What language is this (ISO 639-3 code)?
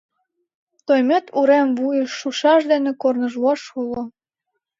chm